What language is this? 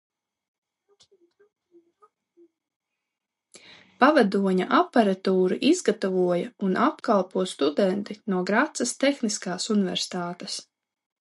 Latvian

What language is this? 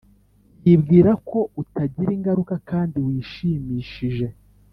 Kinyarwanda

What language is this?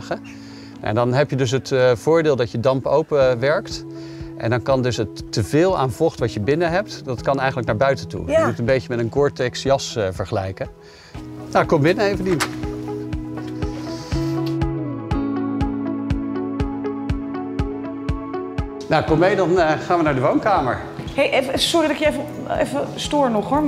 Dutch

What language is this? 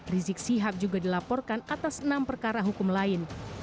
Indonesian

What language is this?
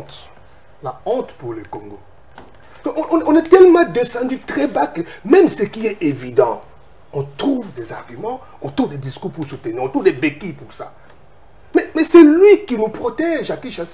French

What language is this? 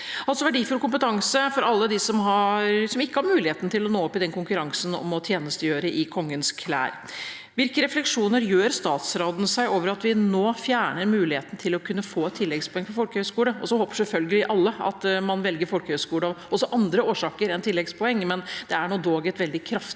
Norwegian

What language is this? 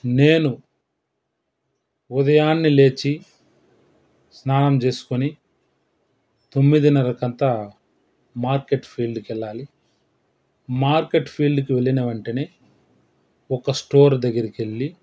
Telugu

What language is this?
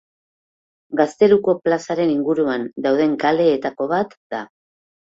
Basque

